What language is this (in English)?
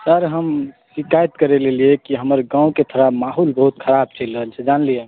Maithili